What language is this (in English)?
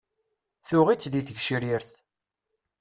Kabyle